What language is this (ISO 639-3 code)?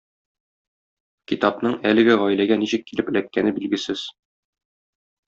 tat